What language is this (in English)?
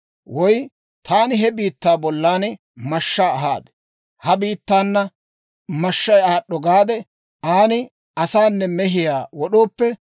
Dawro